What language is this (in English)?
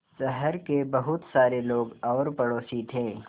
Hindi